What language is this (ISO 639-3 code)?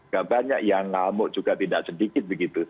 ind